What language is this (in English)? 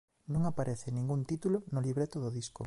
Galician